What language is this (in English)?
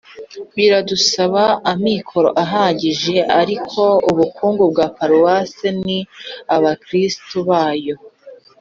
Kinyarwanda